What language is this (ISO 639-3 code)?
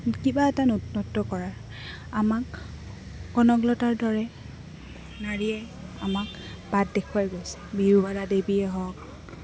asm